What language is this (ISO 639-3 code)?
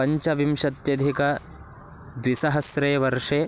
san